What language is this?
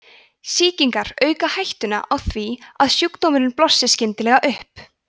Icelandic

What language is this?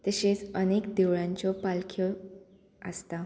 Konkani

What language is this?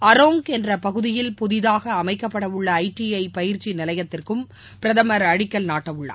Tamil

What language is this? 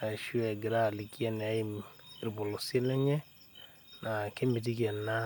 Masai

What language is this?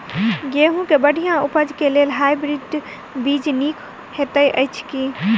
Maithili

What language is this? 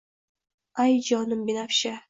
Uzbek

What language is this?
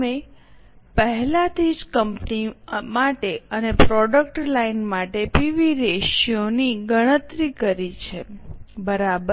Gujarati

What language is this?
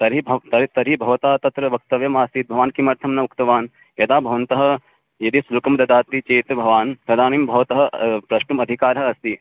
Sanskrit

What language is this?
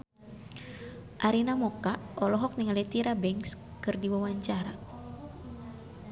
Sundanese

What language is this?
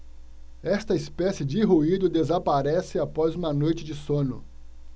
Portuguese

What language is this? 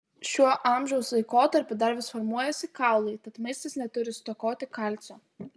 Lithuanian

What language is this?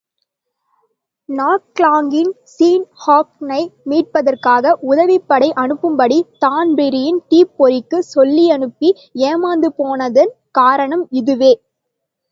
Tamil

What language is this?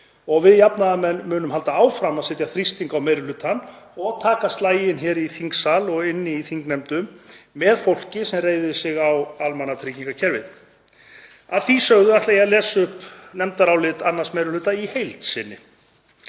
Icelandic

